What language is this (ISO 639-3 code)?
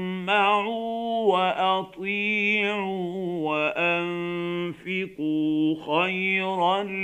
ara